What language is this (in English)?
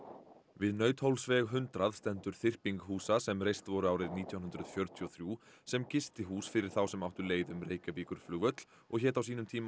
Icelandic